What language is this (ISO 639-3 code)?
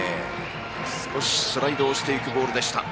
jpn